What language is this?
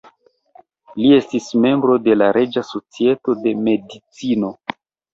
Esperanto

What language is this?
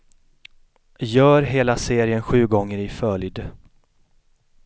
Swedish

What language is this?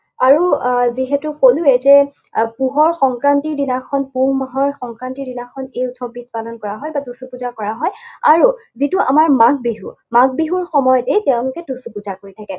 Assamese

